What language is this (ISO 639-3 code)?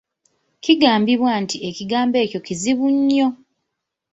lug